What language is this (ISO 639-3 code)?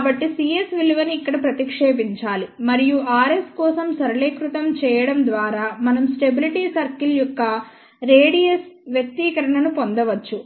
tel